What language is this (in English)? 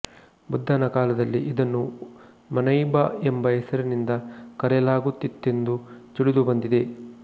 Kannada